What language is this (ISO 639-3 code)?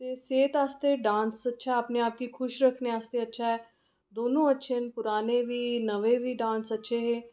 doi